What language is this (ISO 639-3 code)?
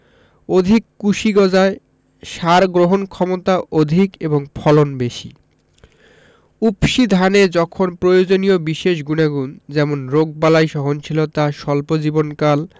ben